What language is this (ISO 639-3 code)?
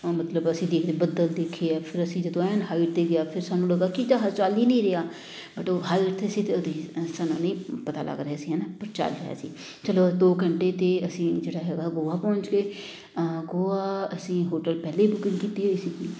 pan